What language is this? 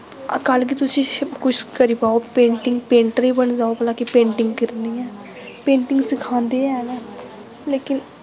Dogri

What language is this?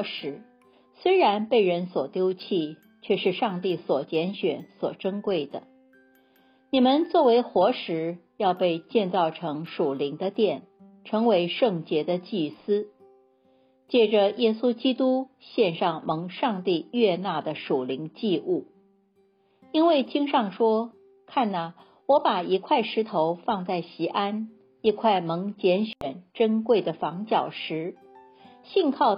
Chinese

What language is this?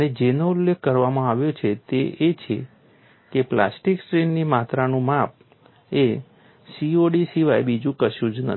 Gujarati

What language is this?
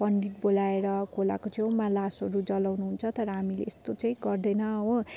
Nepali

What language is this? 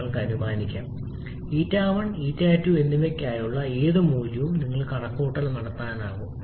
Malayalam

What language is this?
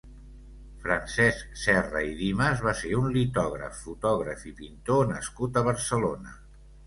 Catalan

